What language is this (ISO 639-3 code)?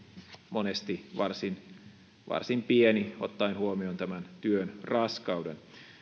fin